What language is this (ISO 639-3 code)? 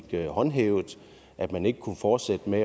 dan